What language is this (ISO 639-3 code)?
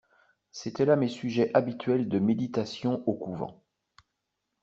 fra